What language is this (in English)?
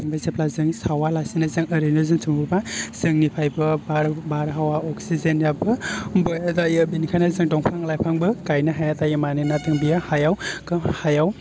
Bodo